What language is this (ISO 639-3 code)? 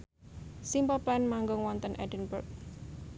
jav